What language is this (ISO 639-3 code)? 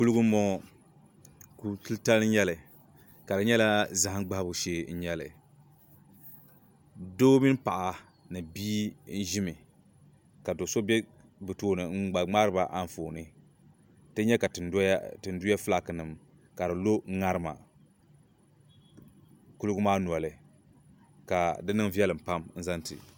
dag